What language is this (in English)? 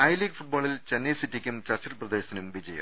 Malayalam